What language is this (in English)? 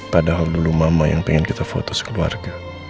Indonesian